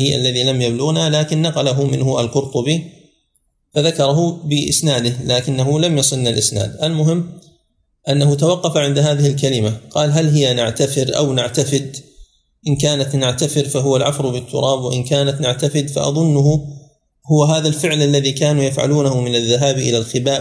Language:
Arabic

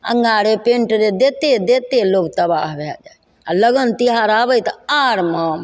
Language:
Maithili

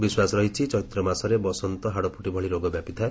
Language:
Odia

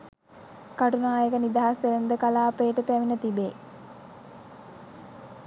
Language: Sinhala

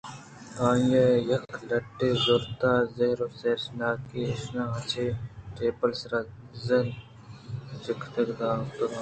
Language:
Eastern Balochi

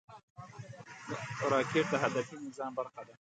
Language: Pashto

